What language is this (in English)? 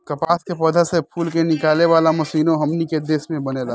Bhojpuri